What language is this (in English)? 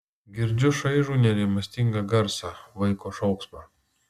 Lithuanian